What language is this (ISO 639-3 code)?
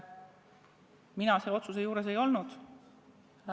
est